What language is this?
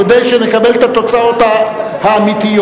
Hebrew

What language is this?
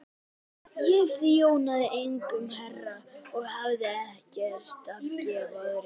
Icelandic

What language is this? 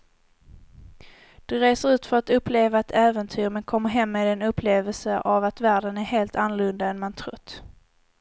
Swedish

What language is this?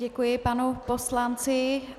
Czech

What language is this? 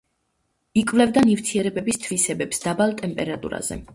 Georgian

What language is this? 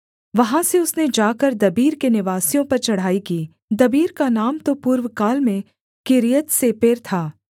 Hindi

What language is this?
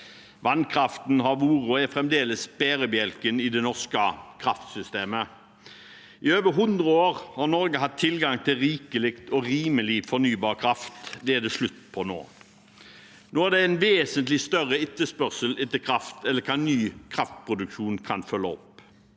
Norwegian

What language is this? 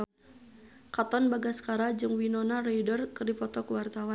Sundanese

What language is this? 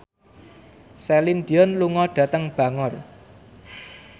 Javanese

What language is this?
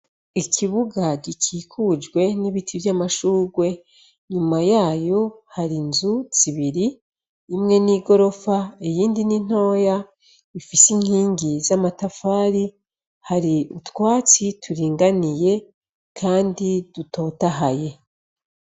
Rundi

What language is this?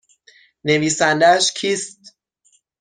Persian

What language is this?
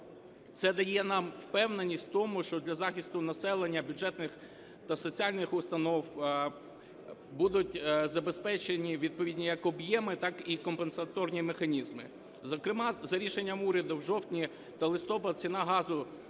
Ukrainian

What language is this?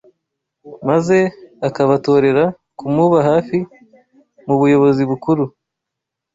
Kinyarwanda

